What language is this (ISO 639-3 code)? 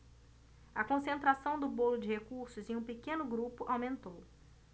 por